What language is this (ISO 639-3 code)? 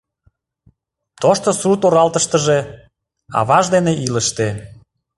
chm